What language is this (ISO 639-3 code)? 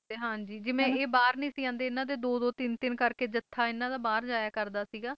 pan